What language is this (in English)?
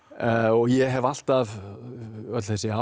Icelandic